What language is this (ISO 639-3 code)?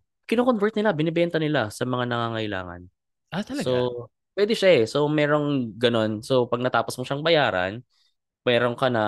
fil